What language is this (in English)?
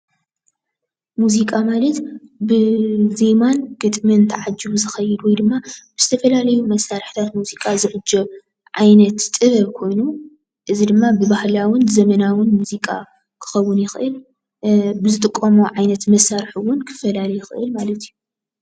Tigrinya